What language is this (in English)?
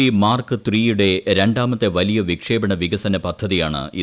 Malayalam